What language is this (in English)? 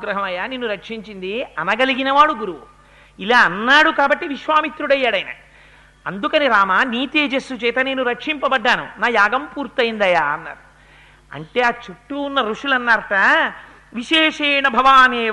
Telugu